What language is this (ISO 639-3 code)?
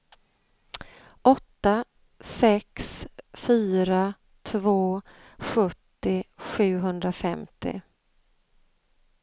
swe